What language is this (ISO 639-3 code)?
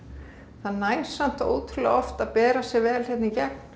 isl